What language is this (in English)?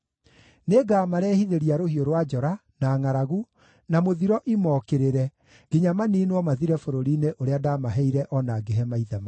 Kikuyu